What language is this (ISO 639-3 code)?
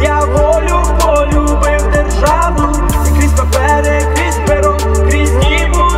ukr